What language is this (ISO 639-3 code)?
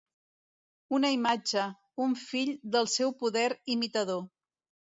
cat